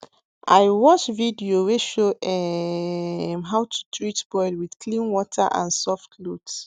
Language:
Nigerian Pidgin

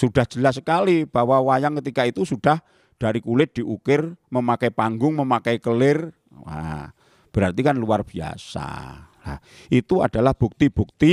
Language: Indonesian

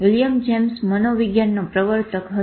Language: Gujarati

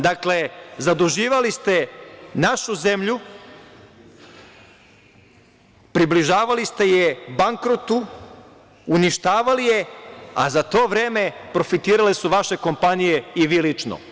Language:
Serbian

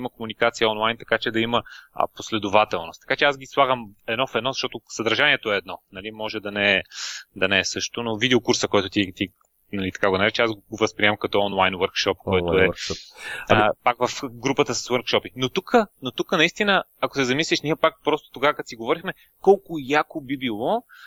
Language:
Bulgarian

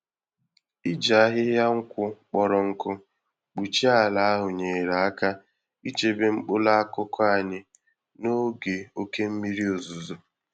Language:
Igbo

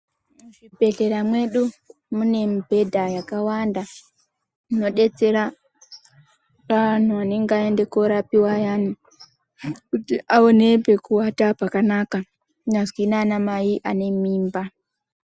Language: Ndau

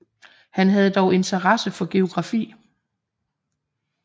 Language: Danish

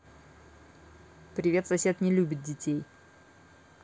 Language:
Russian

